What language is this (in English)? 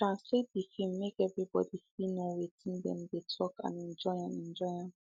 Nigerian Pidgin